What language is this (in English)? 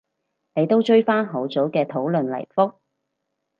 Cantonese